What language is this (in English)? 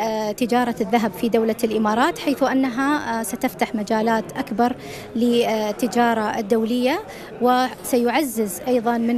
Arabic